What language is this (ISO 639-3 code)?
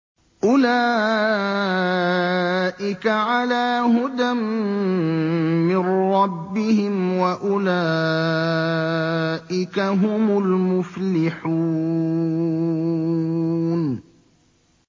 ara